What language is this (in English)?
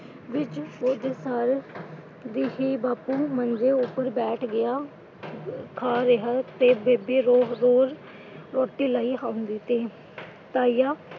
Punjabi